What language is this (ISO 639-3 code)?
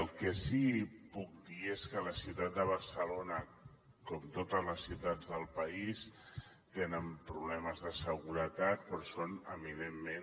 cat